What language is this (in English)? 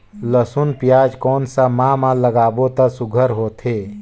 Chhattisgarhi